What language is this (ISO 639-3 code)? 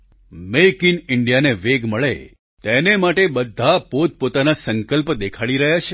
guj